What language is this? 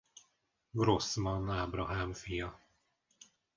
Hungarian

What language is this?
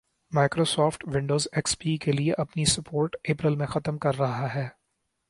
Urdu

